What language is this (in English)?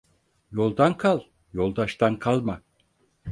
Turkish